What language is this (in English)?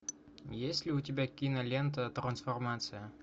Russian